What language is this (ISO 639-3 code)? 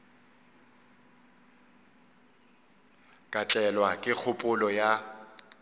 nso